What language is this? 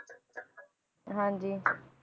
Punjabi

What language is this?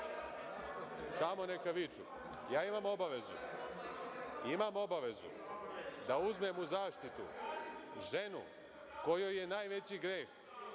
Serbian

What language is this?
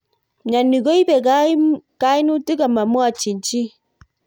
Kalenjin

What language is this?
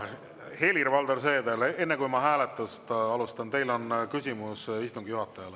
Estonian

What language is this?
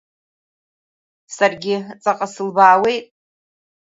Abkhazian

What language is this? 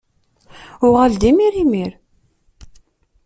Kabyle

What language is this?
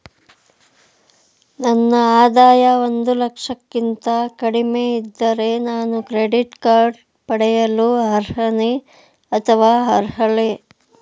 Kannada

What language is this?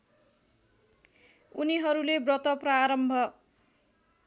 Nepali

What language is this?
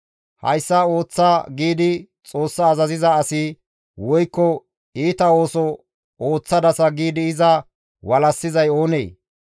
Gamo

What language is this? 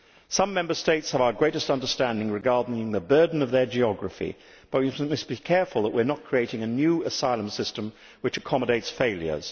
English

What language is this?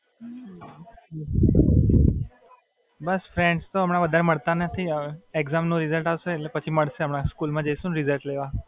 Gujarati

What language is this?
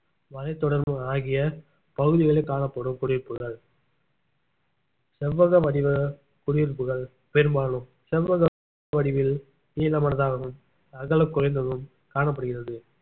Tamil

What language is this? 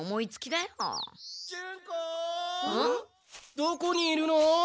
Japanese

